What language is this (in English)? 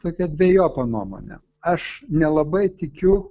Lithuanian